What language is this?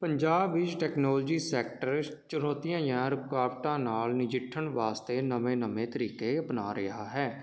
Punjabi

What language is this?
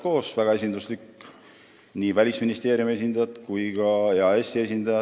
Estonian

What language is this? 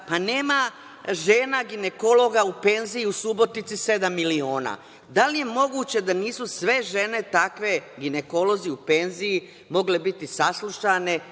Serbian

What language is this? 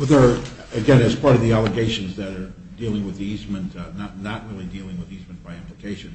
English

